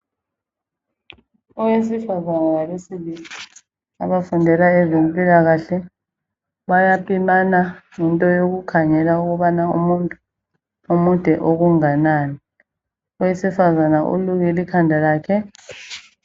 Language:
North Ndebele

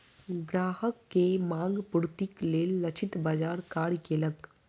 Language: Maithili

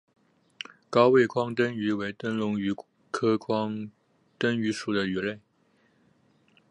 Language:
Chinese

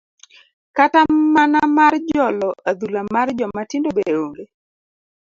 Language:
Luo (Kenya and Tanzania)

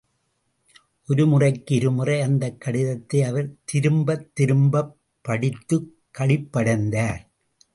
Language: Tamil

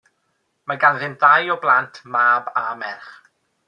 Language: Welsh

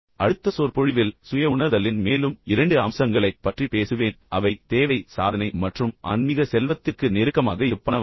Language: Tamil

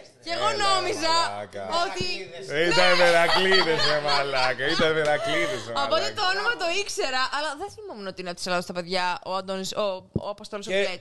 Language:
Greek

